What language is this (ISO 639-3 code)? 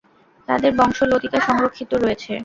ben